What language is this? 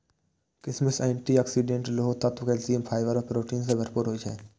Maithili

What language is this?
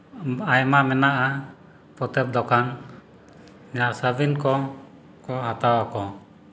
Santali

